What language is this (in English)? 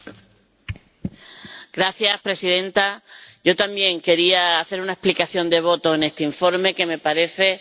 Spanish